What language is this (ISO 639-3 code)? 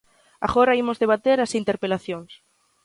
glg